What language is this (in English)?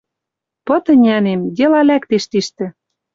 Western Mari